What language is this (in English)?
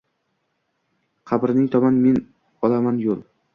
Uzbek